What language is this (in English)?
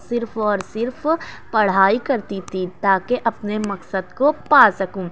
Urdu